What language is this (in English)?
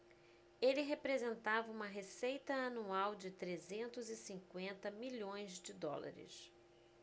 Portuguese